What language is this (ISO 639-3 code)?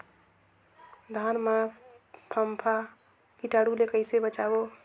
hne